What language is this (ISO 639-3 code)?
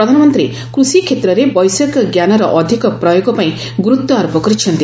ori